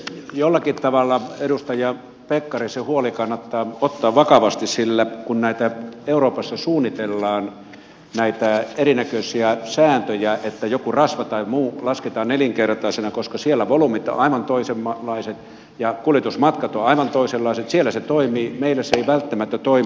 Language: Finnish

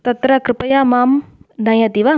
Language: Sanskrit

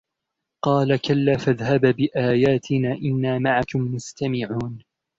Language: Arabic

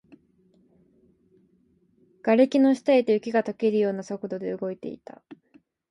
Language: Japanese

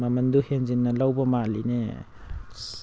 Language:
Manipuri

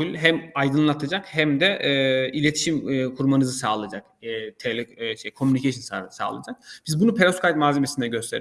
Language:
Turkish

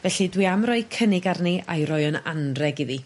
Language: Welsh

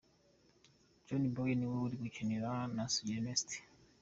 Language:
Kinyarwanda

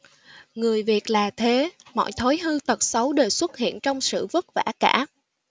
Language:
Vietnamese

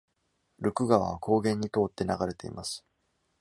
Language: Japanese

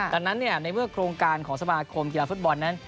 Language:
Thai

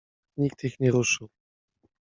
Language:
Polish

